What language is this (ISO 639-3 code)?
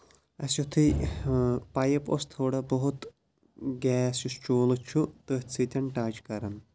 kas